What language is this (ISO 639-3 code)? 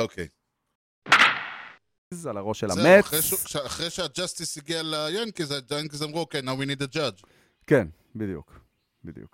heb